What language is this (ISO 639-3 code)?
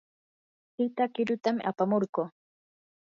qur